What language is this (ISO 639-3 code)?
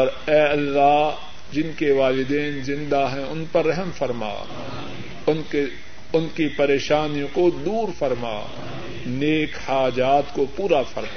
urd